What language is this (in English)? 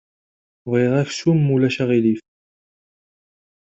Kabyle